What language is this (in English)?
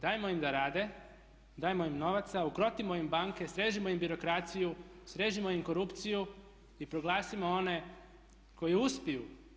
Croatian